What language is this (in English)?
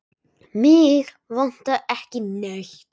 Icelandic